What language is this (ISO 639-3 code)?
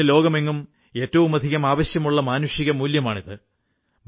mal